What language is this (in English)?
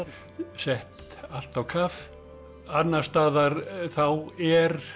Icelandic